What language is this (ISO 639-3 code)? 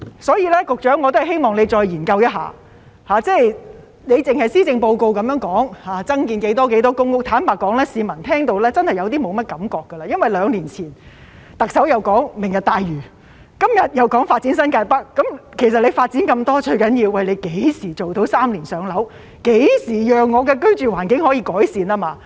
yue